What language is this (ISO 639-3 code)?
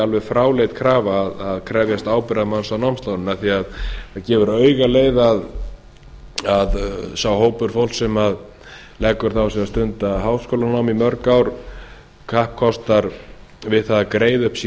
isl